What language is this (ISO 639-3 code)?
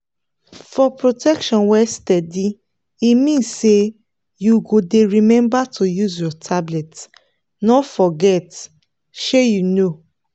pcm